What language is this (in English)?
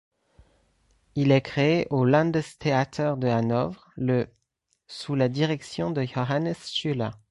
French